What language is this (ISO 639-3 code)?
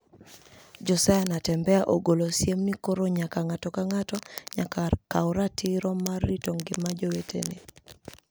luo